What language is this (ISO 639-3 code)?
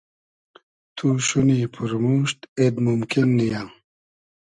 haz